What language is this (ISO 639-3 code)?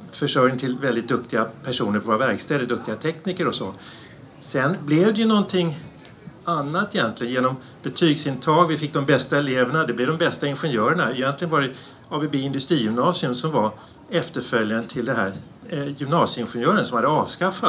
swe